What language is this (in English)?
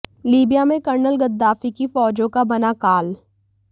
Hindi